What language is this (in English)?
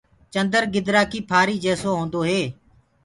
Gurgula